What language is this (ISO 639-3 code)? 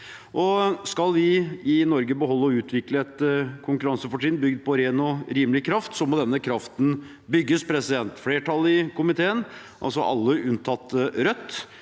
nor